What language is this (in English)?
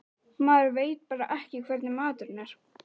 Icelandic